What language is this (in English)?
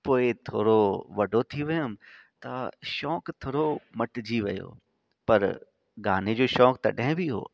Sindhi